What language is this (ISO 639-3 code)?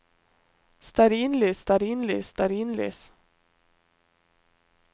nor